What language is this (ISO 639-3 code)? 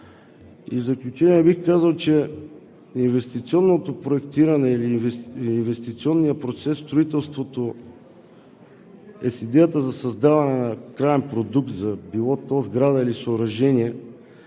bul